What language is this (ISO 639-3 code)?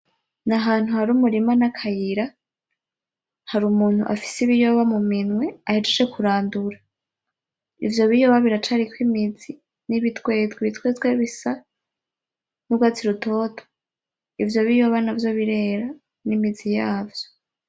run